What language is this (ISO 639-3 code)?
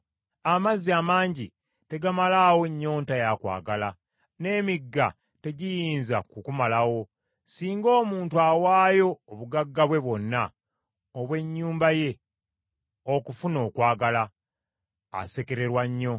lug